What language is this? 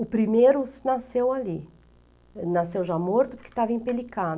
Portuguese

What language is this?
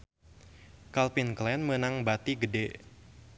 Sundanese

